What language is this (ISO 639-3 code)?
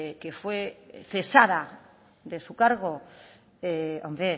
spa